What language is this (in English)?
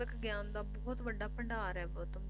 Punjabi